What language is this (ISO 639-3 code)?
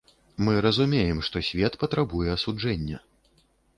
bel